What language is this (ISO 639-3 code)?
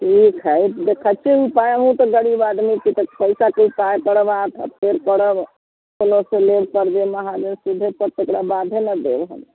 mai